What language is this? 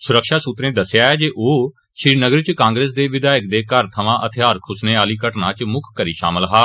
Dogri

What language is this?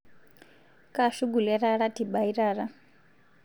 Masai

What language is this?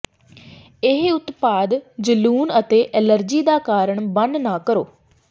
Punjabi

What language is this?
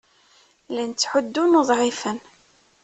Kabyle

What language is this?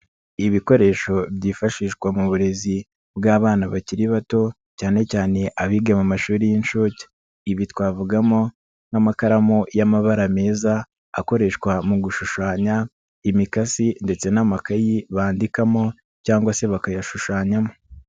Kinyarwanda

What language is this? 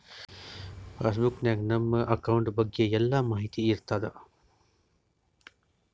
Kannada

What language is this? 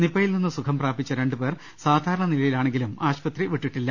Malayalam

